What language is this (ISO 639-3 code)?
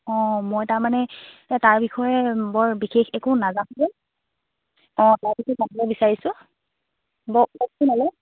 asm